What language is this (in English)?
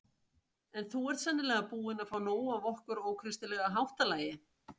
Icelandic